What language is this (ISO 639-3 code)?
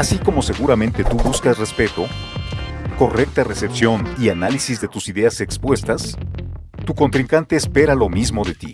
spa